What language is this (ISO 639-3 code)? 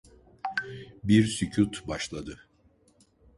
tur